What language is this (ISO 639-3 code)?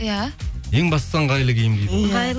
kaz